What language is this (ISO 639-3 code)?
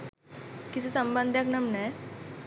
sin